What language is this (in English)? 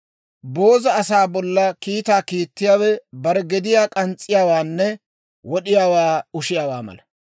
Dawro